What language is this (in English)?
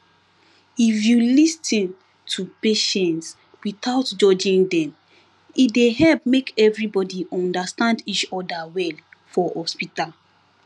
Nigerian Pidgin